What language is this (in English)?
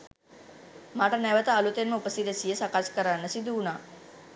Sinhala